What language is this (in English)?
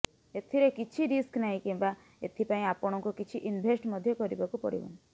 Odia